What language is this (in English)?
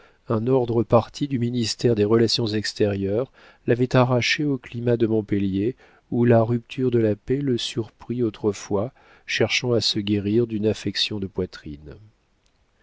French